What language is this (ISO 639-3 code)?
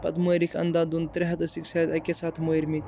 kas